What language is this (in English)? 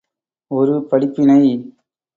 Tamil